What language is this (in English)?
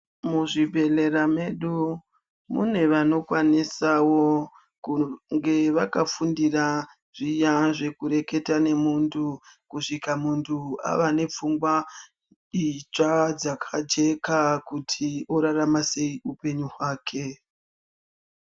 Ndau